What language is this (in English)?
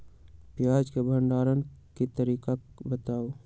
Magahi